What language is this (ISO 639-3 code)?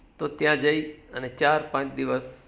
guj